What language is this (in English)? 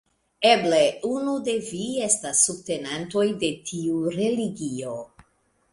Esperanto